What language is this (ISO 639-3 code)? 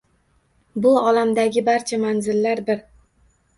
uzb